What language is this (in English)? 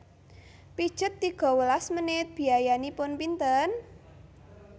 Javanese